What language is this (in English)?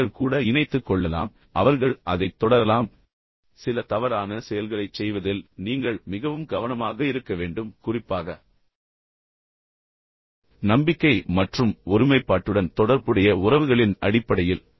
Tamil